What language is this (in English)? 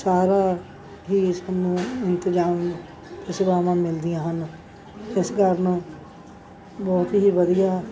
Punjabi